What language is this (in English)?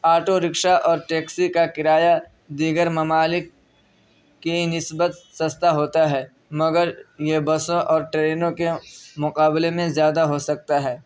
Urdu